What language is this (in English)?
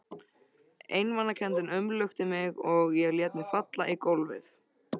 Icelandic